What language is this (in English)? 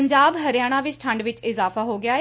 Punjabi